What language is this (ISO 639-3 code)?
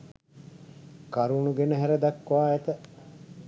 sin